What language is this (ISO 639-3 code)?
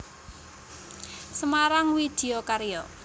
jav